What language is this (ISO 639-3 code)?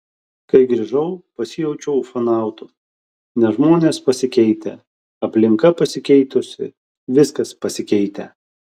lit